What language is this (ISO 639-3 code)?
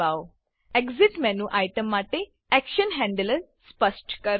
guj